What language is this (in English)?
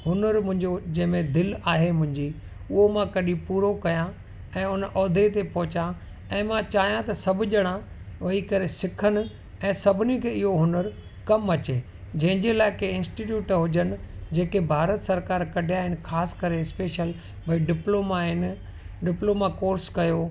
Sindhi